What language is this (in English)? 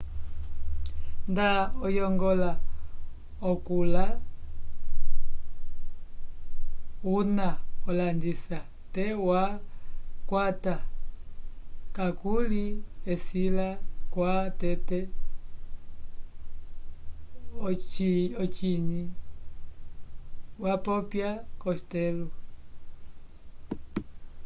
Umbundu